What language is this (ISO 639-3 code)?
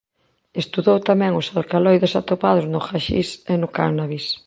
glg